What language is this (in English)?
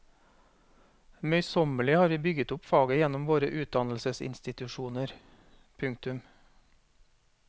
Norwegian